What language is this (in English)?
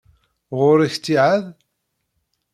Kabyle